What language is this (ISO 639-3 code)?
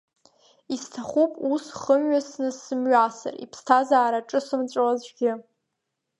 abk